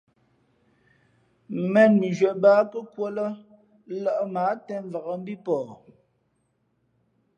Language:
Fe'fe'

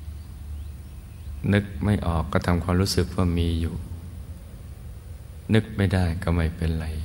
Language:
Thai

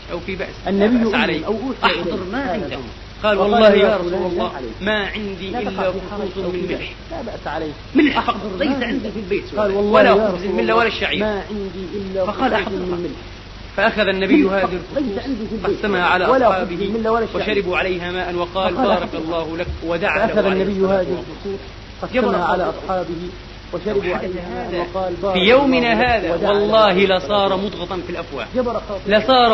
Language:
Arabic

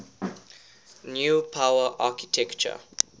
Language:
English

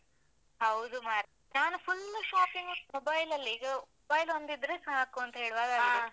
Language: Kannada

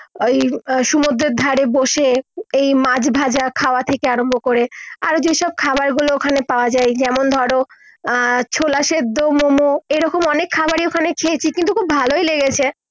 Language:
Bangla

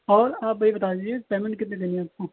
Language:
Urdu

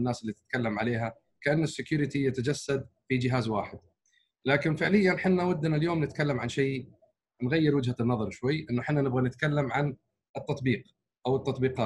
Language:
Arabic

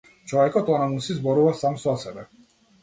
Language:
Macedonian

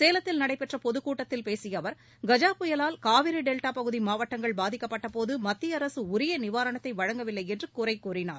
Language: Tamil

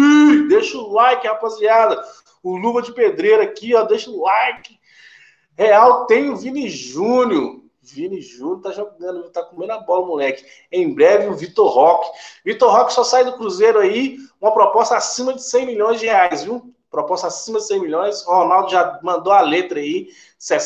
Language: Portuguese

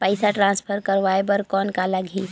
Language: Chhattisgarhi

